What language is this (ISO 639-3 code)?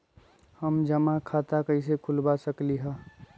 mag